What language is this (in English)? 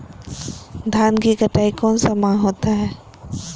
Magahi